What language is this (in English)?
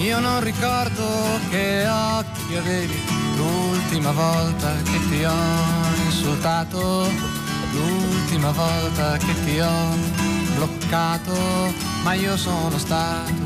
Italian